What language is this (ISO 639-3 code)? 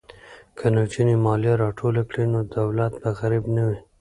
pus